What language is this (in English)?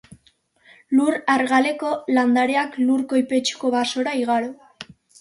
Basque